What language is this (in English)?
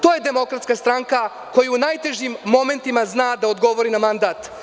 Serbian